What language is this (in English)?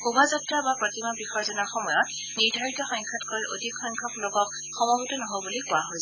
Assamese